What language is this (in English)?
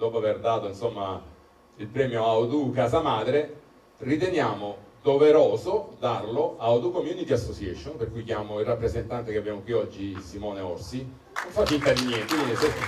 Italian